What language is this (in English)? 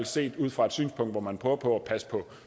Danish